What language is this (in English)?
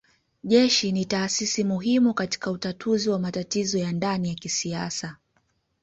Swahili